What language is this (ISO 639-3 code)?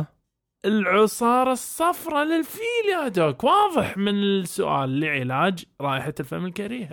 ara